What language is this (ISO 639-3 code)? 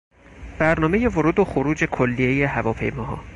fas